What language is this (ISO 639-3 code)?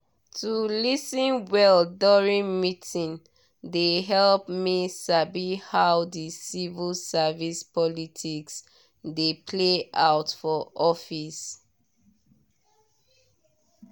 pcm